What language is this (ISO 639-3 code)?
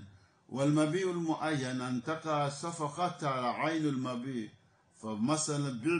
fra